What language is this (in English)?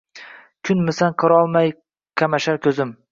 Uzbek